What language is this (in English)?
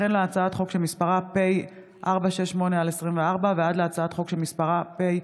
Hebrew